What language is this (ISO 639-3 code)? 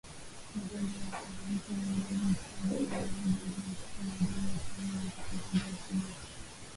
swa